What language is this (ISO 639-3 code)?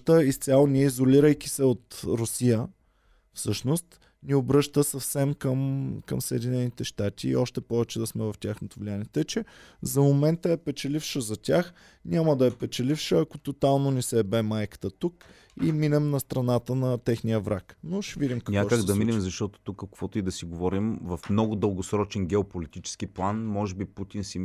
bul